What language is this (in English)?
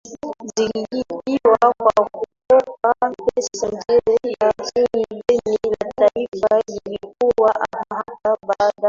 Swahili